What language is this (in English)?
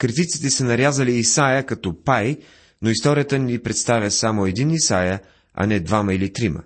Bulgarian